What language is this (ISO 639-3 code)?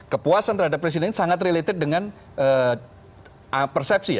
ind